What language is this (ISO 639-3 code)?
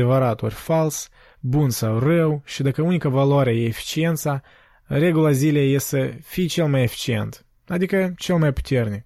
ron